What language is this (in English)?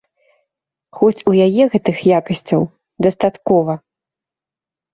Belarusian